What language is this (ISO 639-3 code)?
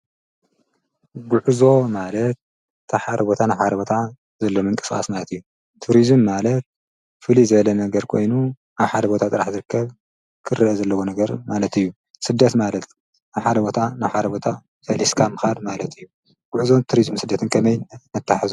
tir